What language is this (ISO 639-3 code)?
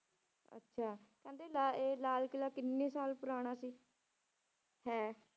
pan